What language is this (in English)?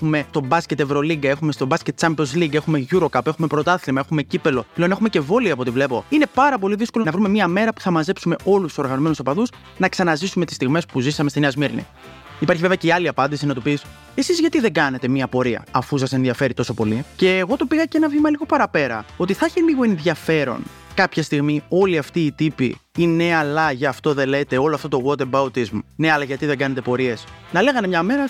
Greek